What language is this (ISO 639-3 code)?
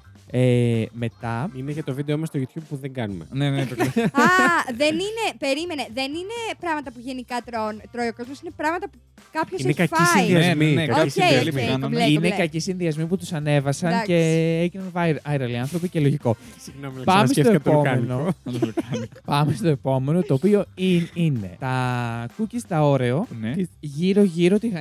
ell